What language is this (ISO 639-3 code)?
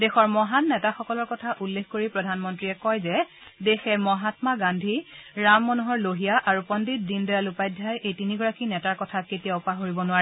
asm